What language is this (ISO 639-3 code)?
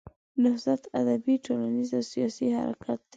pus